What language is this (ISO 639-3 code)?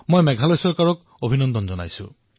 asm